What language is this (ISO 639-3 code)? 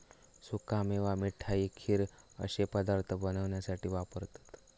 mar